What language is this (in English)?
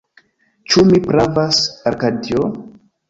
Esperanto